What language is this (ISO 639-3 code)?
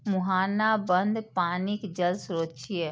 mai